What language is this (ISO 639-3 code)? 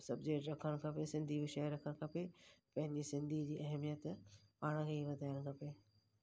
snd